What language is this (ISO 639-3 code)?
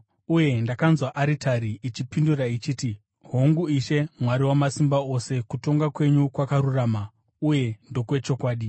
sna